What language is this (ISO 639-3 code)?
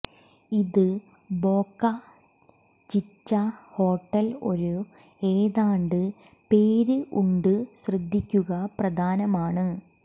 mal